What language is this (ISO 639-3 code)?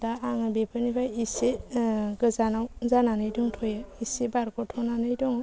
brx